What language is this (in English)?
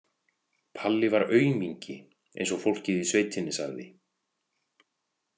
Icelandic